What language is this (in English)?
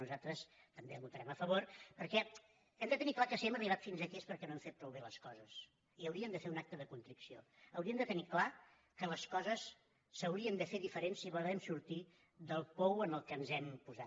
Catalan